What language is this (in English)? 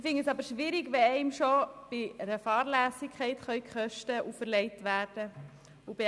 Swiss German